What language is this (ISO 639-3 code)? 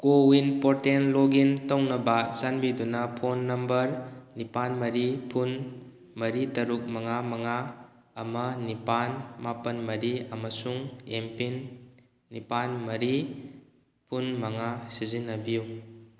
mni